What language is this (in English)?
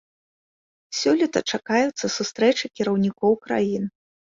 Belarusian